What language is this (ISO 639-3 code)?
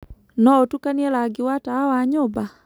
kik